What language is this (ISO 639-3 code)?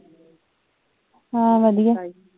pan